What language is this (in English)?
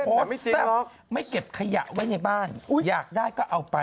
Thai